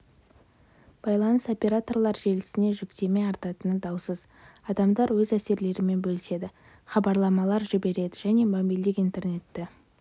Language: Kazakh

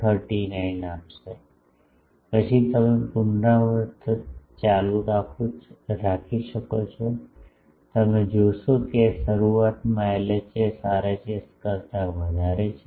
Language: Gujarati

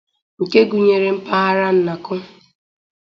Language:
Igbo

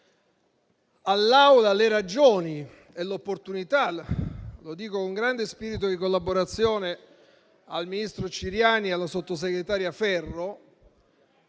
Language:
Italian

